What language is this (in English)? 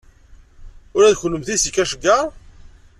Kabyle